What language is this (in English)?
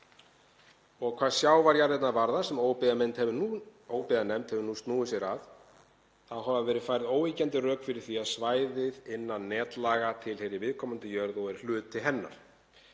Icelandic